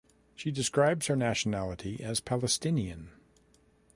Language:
English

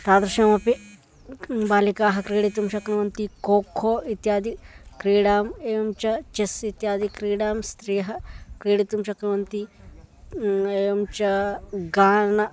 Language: Sanskrit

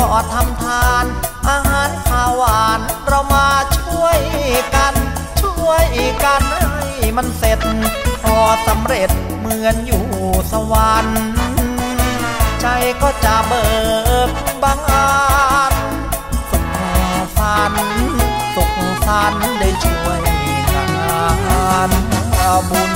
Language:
Thai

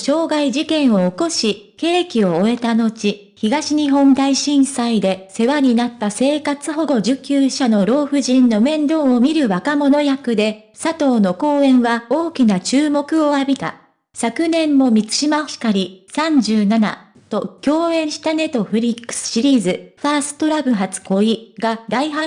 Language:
Japanese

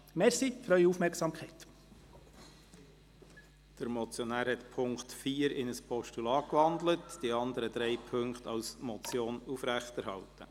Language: Swiss German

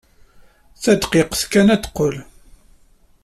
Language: Kabyle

